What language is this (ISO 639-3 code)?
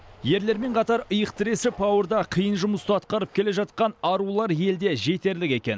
kaz